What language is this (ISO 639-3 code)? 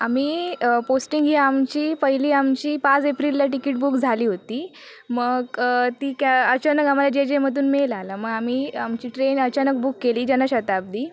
mar